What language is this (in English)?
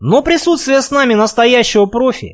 Russian